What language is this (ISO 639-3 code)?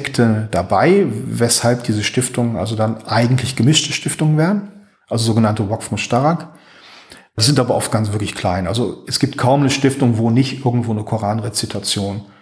deu